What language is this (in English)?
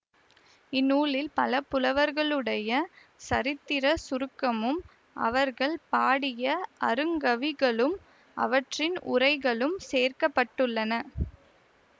Tamil